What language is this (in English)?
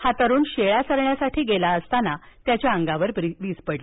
Marathi